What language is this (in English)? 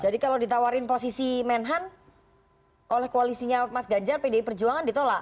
Indonesian